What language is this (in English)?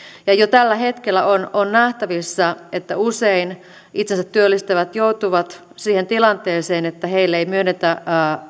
Finnish